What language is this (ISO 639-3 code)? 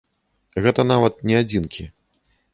bel